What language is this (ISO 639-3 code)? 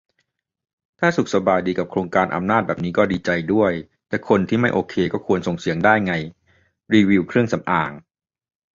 tha